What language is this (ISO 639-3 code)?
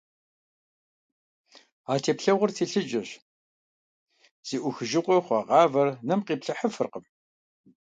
kbd